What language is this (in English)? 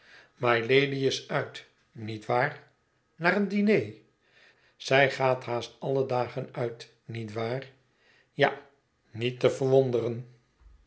Dutch